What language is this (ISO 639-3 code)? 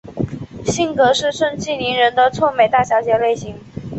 zho